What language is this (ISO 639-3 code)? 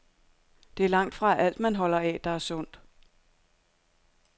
dan